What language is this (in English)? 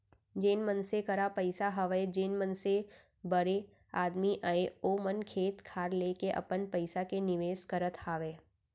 Chhattisgarhi